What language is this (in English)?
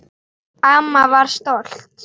Icelandic